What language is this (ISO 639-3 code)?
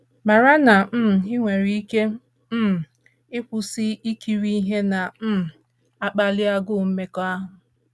ibo